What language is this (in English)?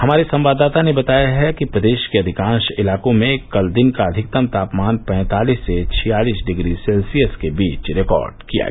Hindi